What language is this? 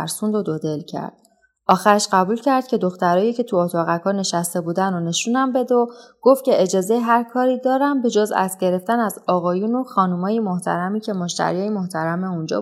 Persian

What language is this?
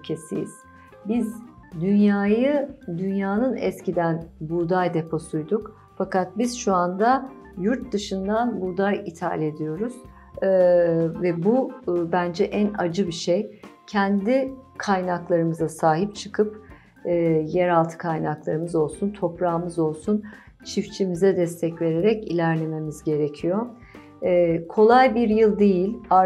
Turkish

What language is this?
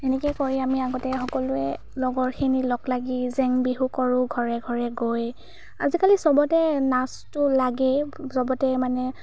Assamese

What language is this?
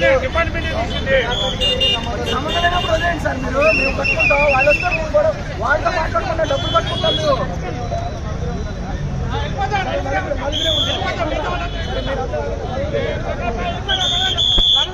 Telugu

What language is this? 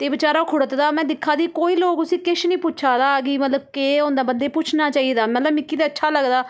Dogri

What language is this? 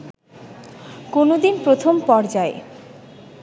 Bangla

